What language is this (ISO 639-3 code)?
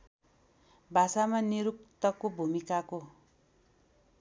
nep